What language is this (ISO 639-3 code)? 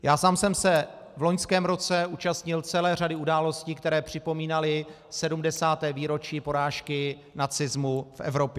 ces